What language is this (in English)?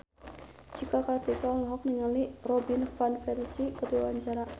Sundanese